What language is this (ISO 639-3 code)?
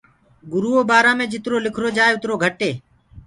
ggg